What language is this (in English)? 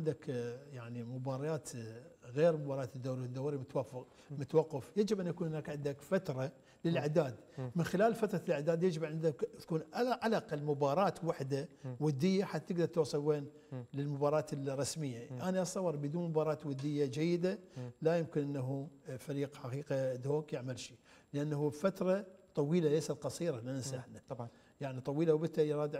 Arabic